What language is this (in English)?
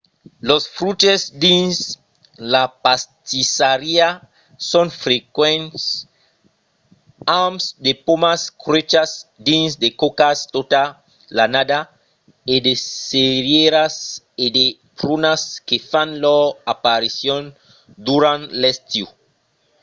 Occitan